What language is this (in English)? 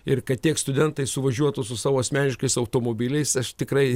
Lithuanian